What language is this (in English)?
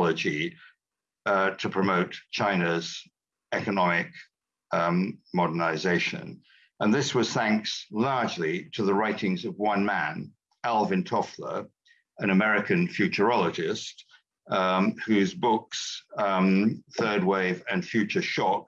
English